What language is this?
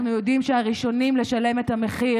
Hebrew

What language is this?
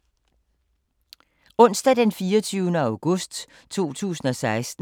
Danish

